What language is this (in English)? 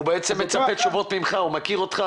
Hebrew